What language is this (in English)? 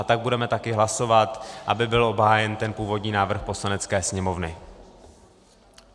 Czech